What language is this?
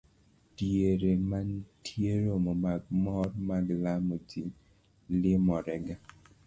Luo (Kenya and Tanzania)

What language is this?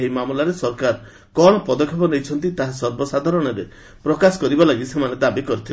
Odia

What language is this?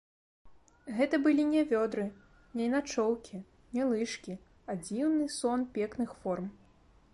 Belarusian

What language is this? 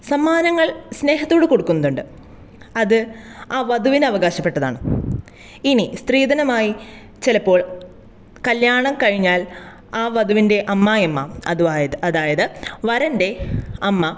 Malayalam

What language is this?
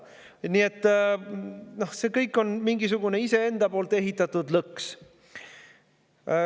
Estonian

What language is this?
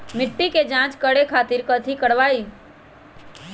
Magahi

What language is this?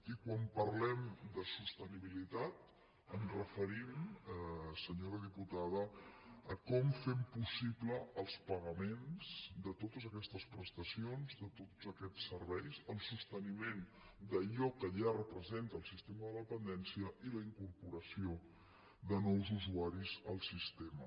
Catalan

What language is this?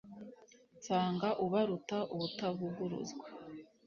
Kinyarwanda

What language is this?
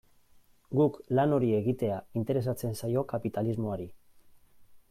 Basque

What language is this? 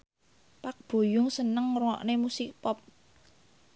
Javanese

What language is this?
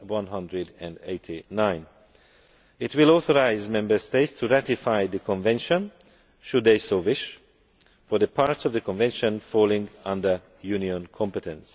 English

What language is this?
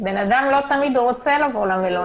Hebrew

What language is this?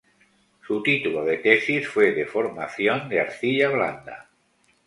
Spanish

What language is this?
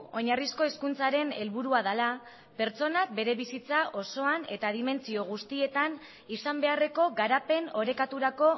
Basque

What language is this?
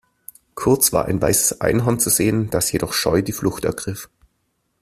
German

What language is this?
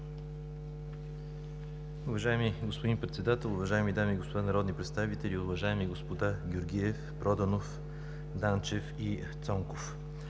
Bulgarian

